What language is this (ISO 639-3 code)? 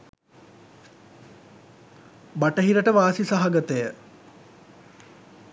sin